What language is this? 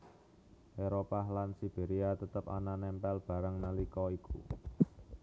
Javanese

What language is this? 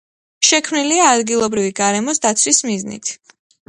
Georgian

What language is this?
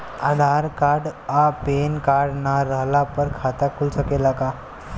Bhojpuri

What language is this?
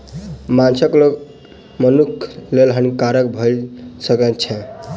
Maithili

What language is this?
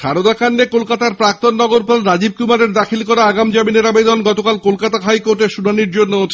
Bangla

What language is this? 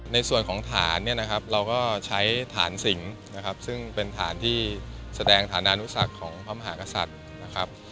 Thai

